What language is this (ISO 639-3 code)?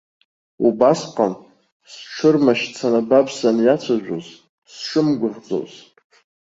abk